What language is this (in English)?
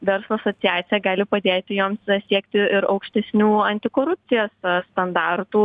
Lithuanian